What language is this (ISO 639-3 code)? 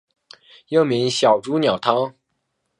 zho